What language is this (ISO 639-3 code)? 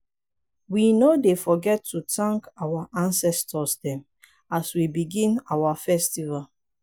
pcm